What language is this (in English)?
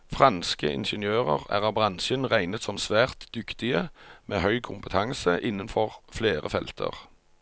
Norwegian